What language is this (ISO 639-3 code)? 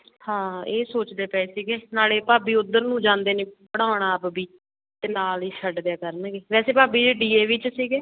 pan